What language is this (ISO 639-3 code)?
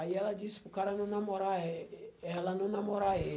por